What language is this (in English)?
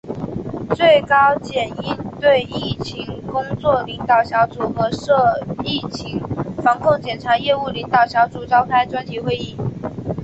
Chinese